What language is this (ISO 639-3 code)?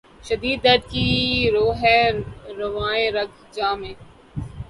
urd